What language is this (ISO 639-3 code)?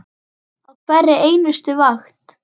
isl